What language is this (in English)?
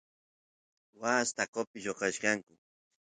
Santiago del Estero Quichua